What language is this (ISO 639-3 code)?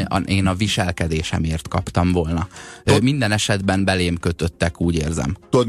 hun